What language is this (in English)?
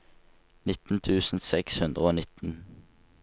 Norwegian